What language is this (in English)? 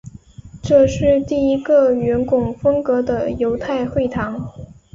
Chinese